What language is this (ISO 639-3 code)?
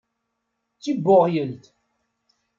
kab